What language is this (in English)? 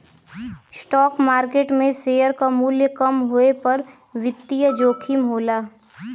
Bhojpuri